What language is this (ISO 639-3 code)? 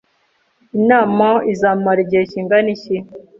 kin